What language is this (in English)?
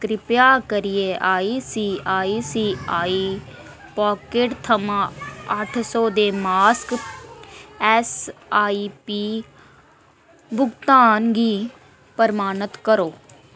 Dogri